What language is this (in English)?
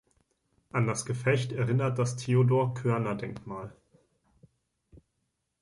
German